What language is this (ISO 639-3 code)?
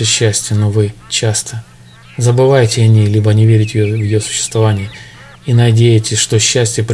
rus